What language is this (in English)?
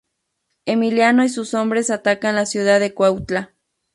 Spanish